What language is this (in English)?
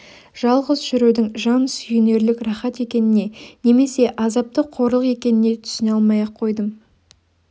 Kazakh